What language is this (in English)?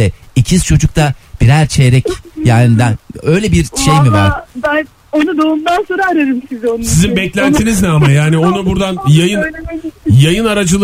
Turkish